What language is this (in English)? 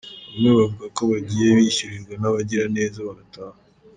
Kinyarwanda